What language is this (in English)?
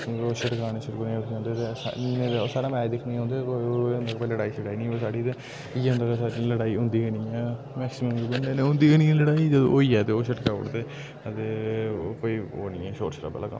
Dogri